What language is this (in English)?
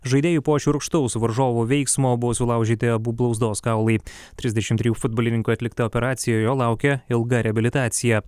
Lithuanian